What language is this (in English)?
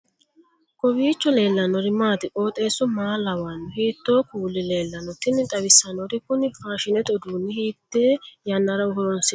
Sidamo